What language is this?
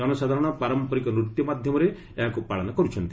Odia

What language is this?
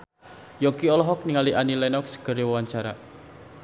Sundanese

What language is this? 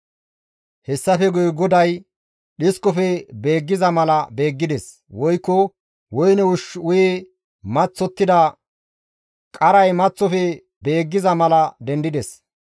Gamo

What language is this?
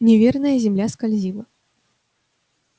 Russian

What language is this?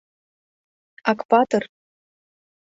Mari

